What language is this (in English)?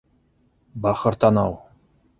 Bashkir